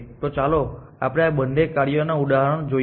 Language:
Gujarati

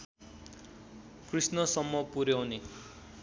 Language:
Nepali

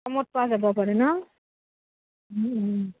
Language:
Assamese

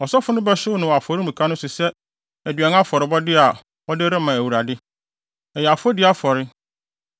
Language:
Akan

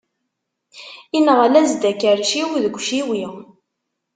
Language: Kabyle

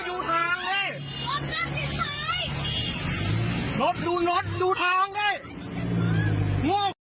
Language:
Thai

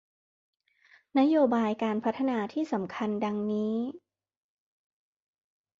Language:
Thai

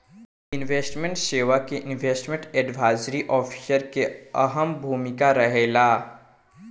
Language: Bhojpuri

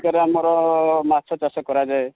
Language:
Odia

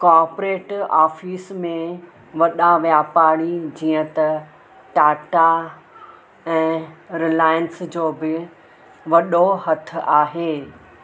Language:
Sindhi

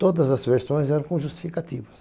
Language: Portuguese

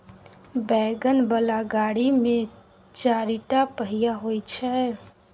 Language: Maithili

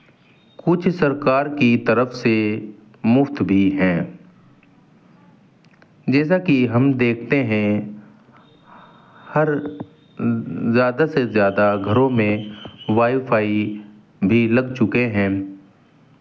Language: Urdu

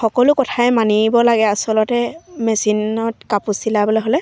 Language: Assamese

